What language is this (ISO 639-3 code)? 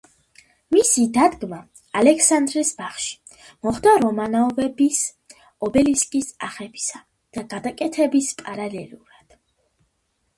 kat